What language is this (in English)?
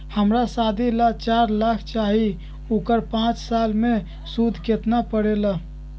Magahi